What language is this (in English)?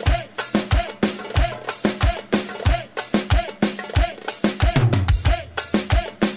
Arabic